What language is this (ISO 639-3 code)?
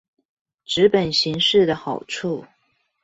zho